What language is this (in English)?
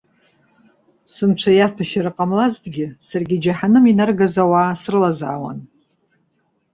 Abkhazian